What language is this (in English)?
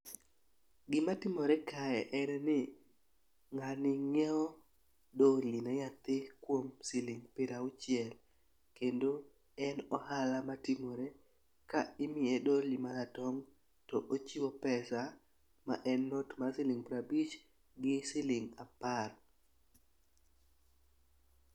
Luo (Kenya and Tanzania)